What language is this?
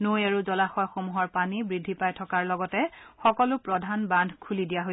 Assamese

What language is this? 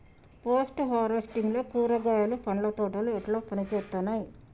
Telugu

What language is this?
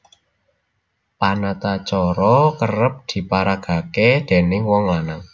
Javanese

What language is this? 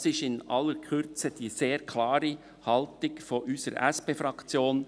Swiss German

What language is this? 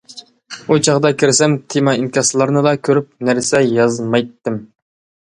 Uyghur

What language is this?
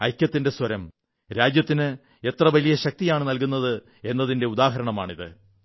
Malayalam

